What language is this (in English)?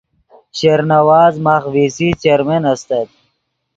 Yidgha